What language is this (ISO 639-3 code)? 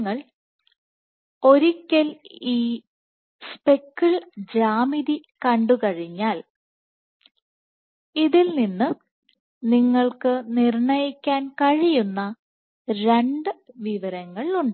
mal